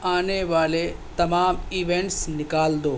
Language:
Urdu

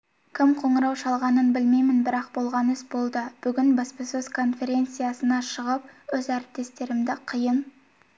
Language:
Kazakh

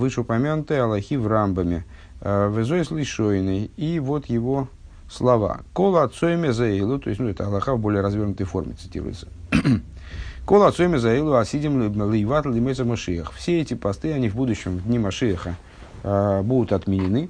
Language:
Russian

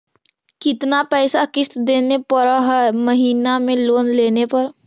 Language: Magahi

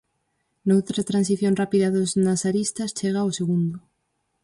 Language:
Galician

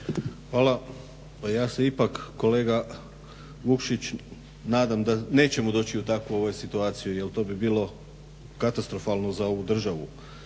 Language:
Croatian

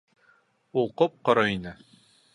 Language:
Bashkir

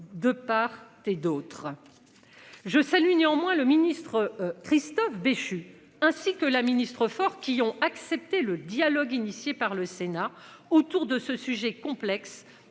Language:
French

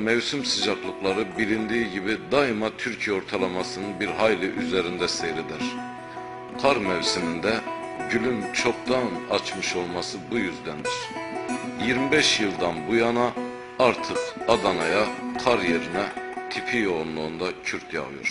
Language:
Turkish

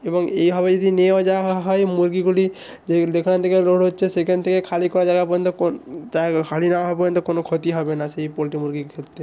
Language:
Bangla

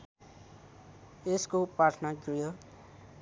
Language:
Nepali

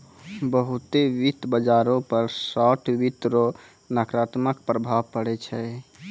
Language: Maithili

